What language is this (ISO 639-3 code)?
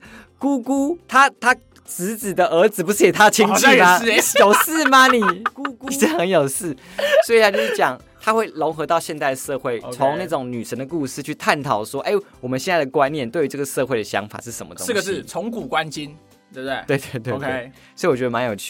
zho